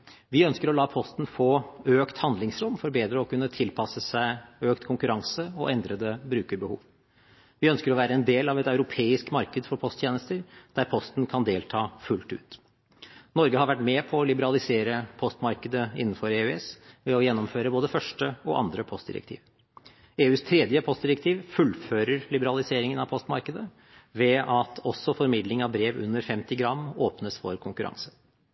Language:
Norwegian Bokmål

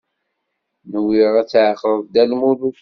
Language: Kabyle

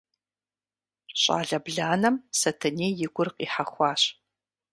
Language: Kabardian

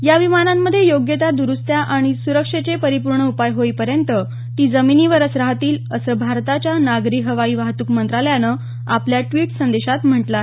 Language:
Marathi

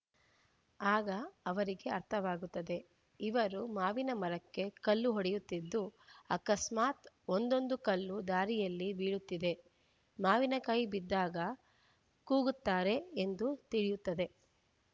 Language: Kannada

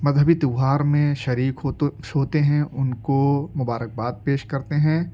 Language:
Urdu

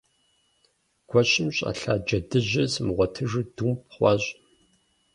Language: Kabardian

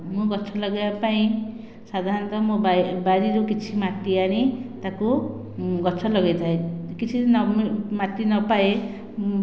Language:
Odia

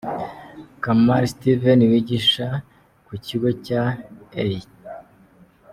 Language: Kinyarwanda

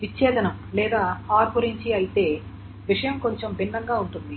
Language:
Telugu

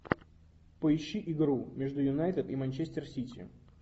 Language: Russian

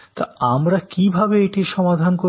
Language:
Bangla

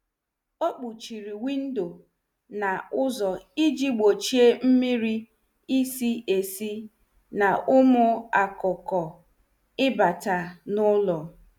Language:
Igbo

